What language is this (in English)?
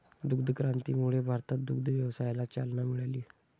Marathi